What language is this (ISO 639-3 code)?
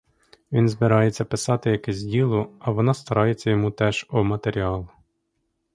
ukr